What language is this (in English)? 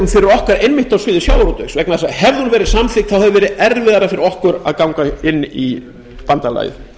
Icelandic